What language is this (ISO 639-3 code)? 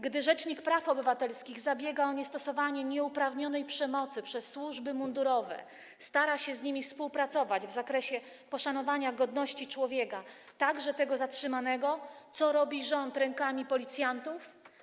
pol